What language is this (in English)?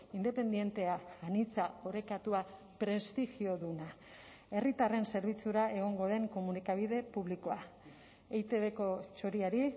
Basque